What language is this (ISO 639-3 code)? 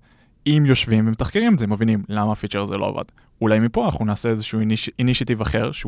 heb